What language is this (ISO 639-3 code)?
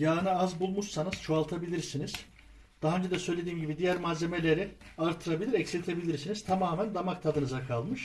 tur